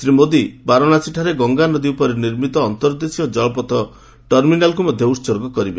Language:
Odia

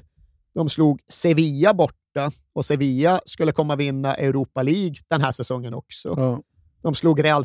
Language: Swedish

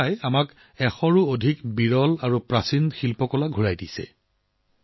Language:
Assamese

